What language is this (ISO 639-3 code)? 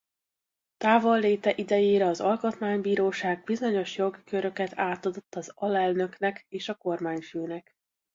hun